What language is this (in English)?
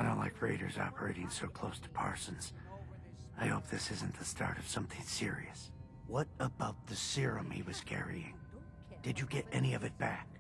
Turkish